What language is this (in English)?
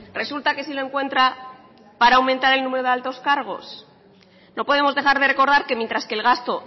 Spanish